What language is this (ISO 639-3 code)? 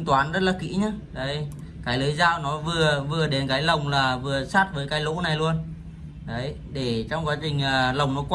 vie